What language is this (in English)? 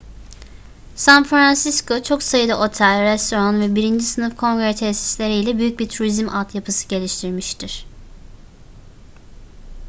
Turkish